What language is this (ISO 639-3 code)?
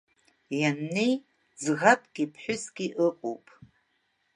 abk